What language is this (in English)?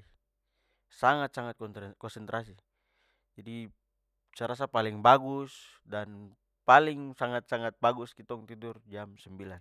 Papuan Malay